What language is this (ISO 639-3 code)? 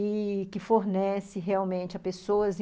por